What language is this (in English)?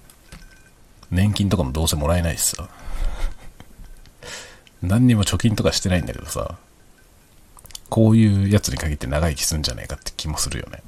Japanese